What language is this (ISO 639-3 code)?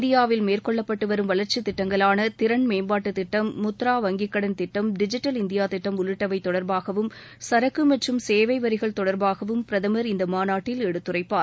tam